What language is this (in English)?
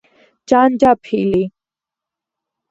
Georgian